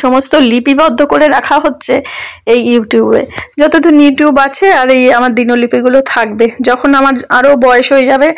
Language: Bangla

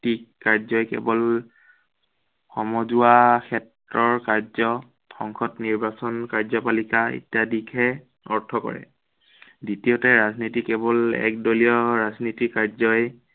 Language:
Assamese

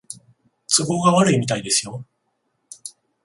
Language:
Japanese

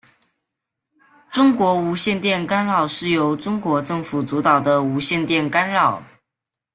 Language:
Chinese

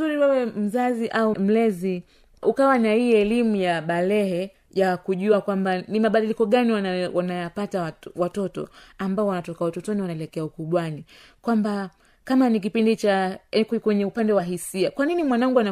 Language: Swahili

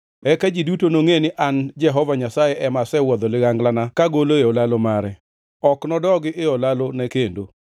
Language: Luo (Kenya and Tanzania)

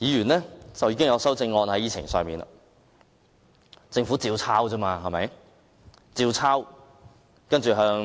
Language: Cantonese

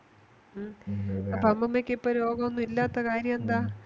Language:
Malayalam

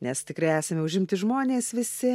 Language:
Lithuanian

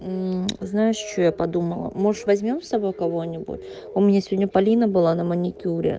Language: Russian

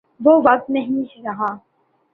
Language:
Urdu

